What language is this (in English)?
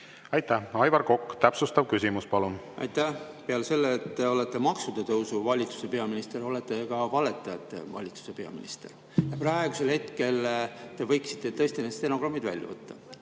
Estonian